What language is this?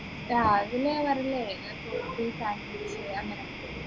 Malayalam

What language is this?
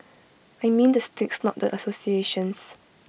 English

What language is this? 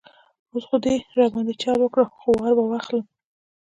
Pashto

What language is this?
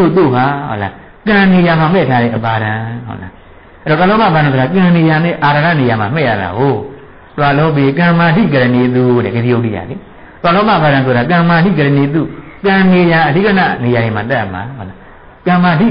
Thai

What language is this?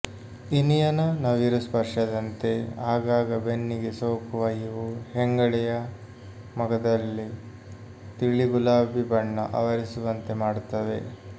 Kannada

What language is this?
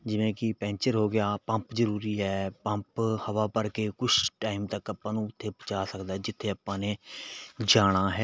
Punjabi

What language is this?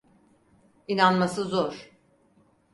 Turkish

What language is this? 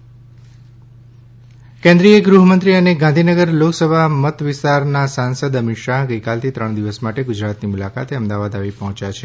Gujarati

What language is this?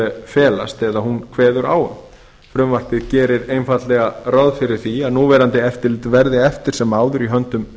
Icelandic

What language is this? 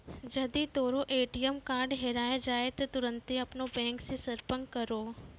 Maithili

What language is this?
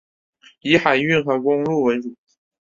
Chinese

